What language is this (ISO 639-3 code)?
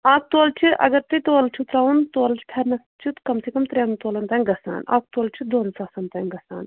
kas